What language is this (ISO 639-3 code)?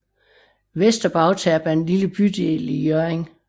dan